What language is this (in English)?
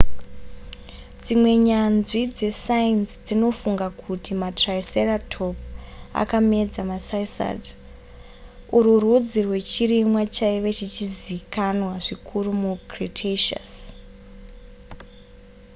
Shona